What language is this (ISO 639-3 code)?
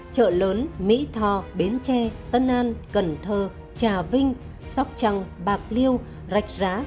vie